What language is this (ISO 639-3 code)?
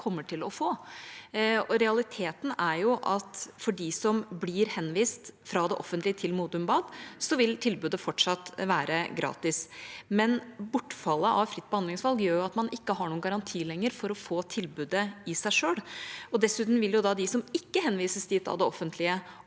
nor